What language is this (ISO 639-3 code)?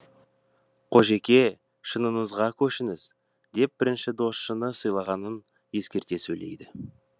kaz